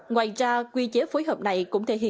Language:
Vietnamese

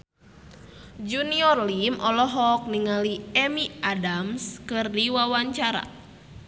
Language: Sundanese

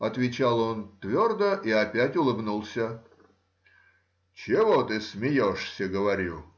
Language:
Russian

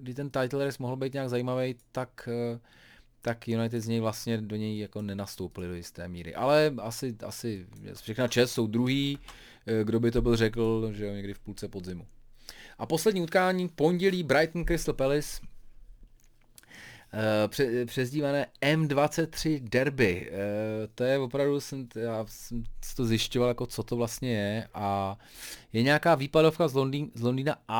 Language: Czech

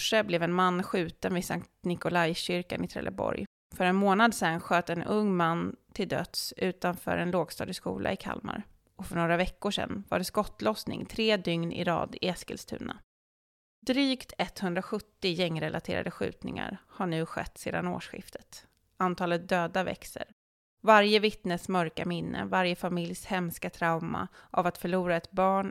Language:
Swedish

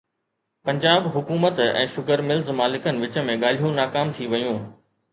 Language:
Sindhi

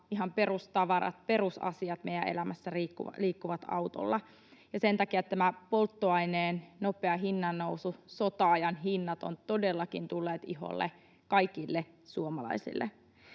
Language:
Finnish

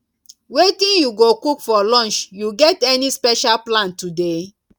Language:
Nigerian Pidgin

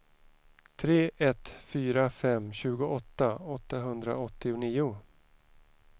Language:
Swedish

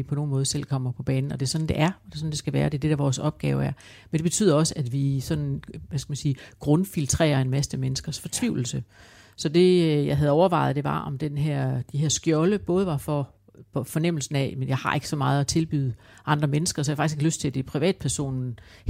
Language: Danish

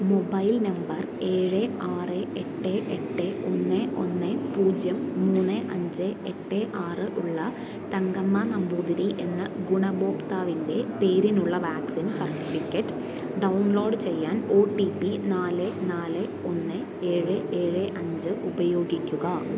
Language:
Malayalam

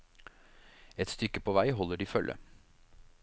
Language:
Norwegian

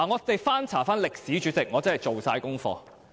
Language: Cantonese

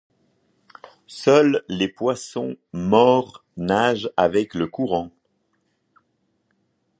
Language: French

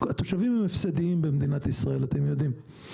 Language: Hebrew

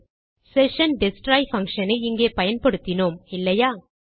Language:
Tamil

